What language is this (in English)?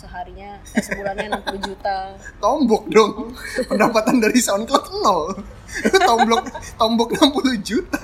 Indonesian